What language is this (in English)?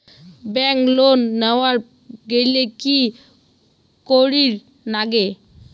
Bangla